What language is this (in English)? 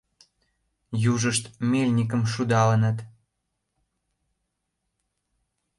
Mari